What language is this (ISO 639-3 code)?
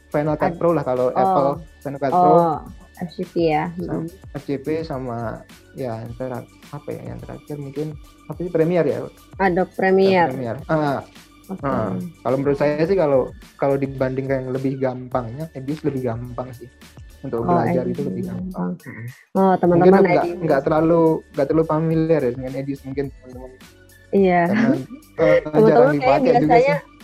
ind